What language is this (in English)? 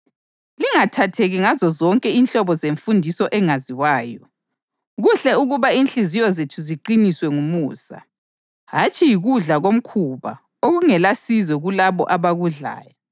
North Ndebele